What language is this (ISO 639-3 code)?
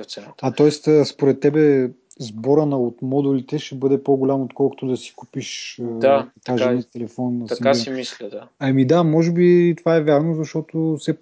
bul